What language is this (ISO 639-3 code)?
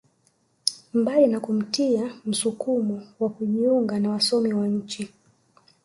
swa